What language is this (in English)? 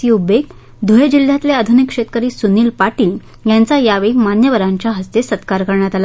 Marathi